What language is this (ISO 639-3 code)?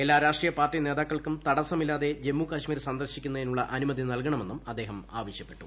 mal